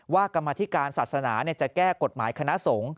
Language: Thai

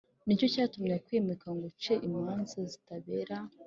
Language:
Kinyarwanda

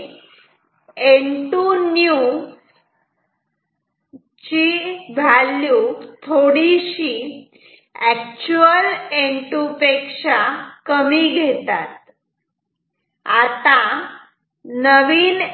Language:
Marathi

